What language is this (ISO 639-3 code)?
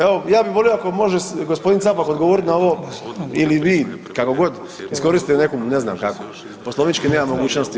hrv